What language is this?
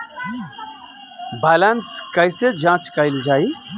Bhojpuri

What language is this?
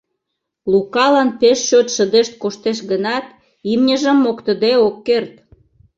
Mari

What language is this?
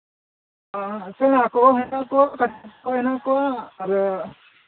Santali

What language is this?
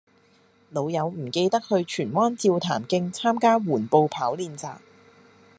Cantonese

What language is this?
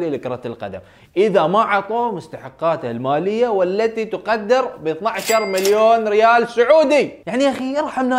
Arabic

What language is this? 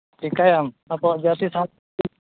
Santali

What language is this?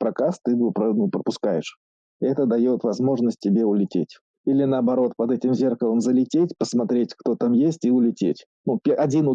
Russian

